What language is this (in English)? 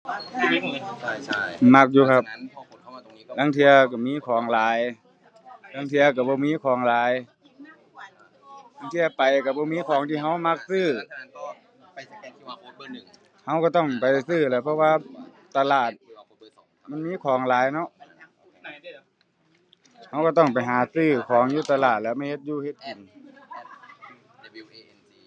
Thai